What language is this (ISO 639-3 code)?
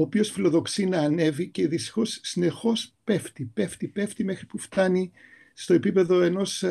ell